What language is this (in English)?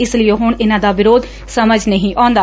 Punjabi